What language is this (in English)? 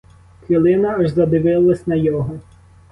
Ukrainian